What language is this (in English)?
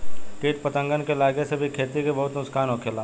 Bhojpuri